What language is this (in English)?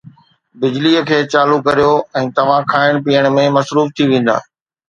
Sindhi